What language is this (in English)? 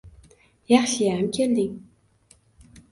Uzbek